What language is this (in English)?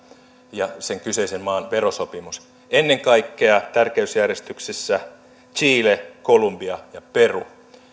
Finnish